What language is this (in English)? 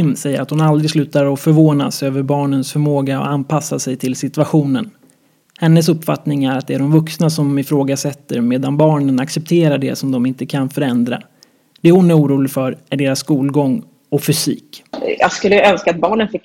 Swedish